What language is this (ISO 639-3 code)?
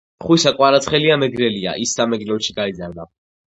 kat